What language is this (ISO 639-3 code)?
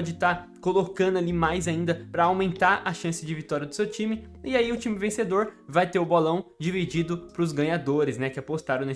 por